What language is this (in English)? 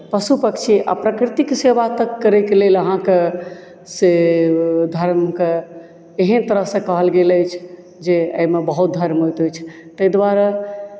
Maithili